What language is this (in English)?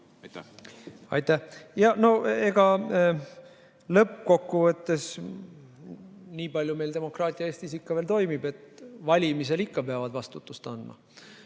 Estonian